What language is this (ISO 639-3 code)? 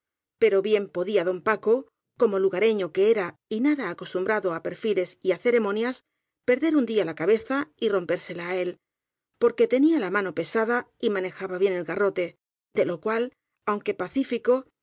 spa